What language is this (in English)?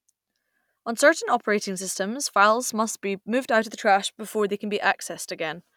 English